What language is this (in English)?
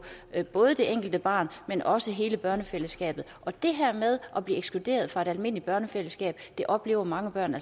Danish